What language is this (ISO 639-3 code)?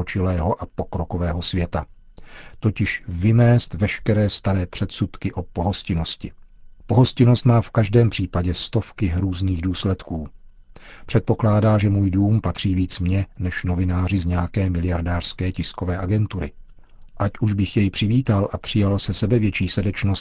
ces